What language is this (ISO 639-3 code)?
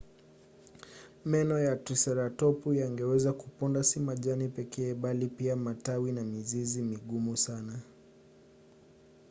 swa